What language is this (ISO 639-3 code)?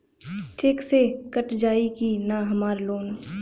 bho